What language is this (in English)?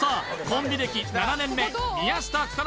Japanese